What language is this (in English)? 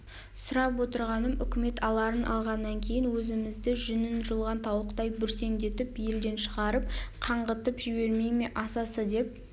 Kazakh